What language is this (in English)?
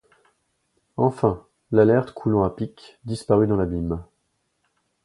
French